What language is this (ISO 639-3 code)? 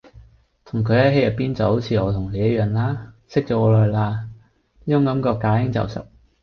yue